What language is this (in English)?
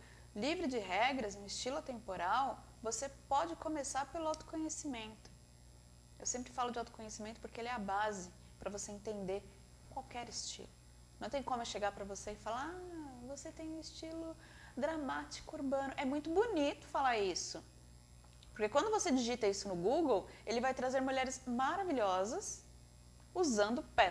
Portuguese